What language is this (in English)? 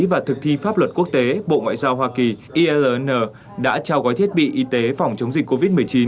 Vietnamese